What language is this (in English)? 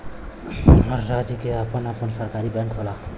Bhojpuri